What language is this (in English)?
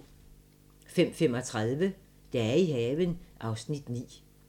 Danish